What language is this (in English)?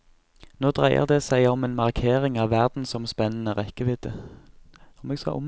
Norwegian